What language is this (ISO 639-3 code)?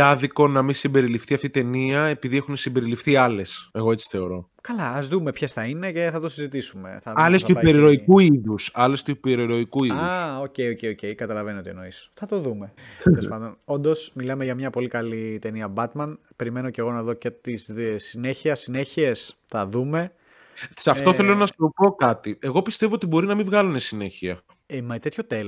ell